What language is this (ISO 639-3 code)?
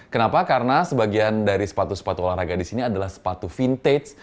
ind